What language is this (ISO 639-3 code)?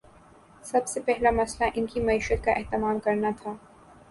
urd